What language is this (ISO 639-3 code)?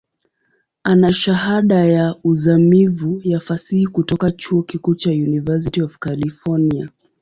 swa